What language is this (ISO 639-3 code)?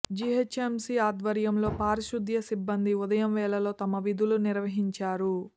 tel